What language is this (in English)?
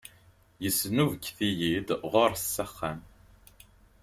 Kabyle